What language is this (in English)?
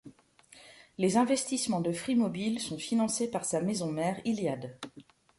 French